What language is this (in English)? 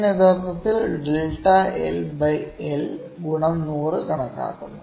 Malayalam